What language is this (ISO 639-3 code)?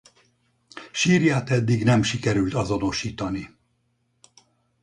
hun